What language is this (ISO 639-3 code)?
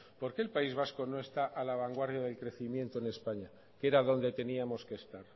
spa